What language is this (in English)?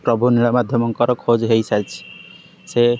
Odia